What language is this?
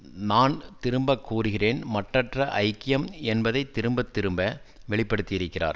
Tamil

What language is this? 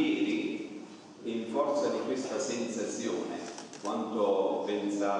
Italian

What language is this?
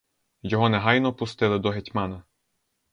Ukrainian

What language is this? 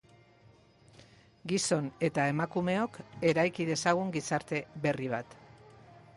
Basque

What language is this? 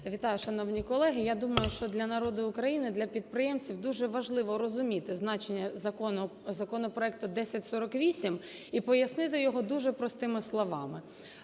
Ukrainian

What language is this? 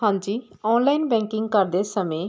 Punjabi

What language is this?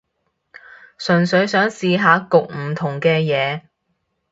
Cantonese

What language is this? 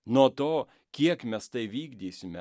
Lithuanian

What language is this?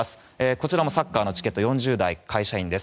Japanese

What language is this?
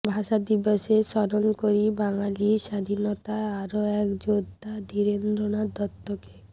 Bangla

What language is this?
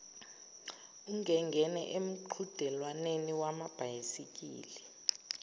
Zulu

